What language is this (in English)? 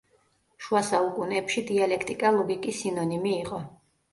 Georgian